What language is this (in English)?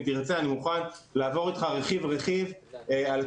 Hebrew